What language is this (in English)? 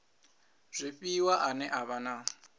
Venda